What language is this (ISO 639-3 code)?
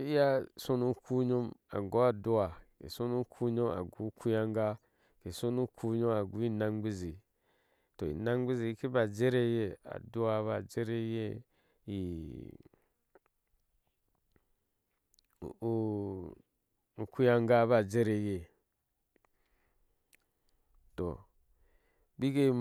ahs